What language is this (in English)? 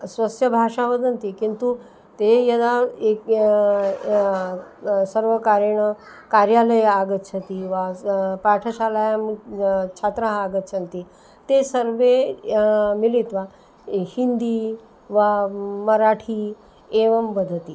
Sanskrit